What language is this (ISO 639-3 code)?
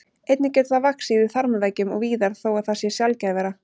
isl